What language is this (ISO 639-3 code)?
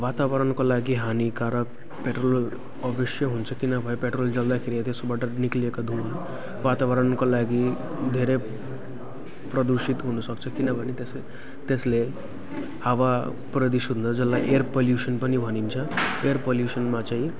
nep